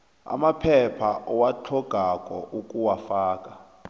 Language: South Ndebele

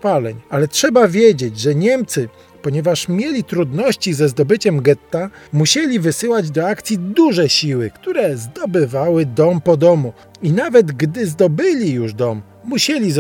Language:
Polish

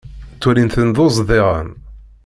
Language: Kabyle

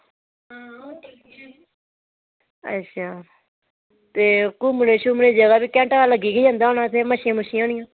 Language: Dogri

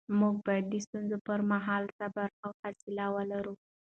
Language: Pashto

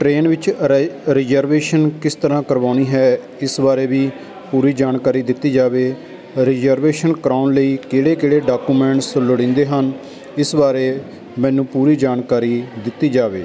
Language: Punjabi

